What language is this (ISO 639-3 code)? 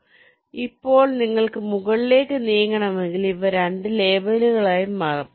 mal